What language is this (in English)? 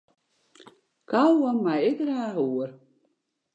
Western Frisian